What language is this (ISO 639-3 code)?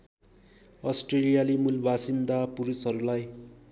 nep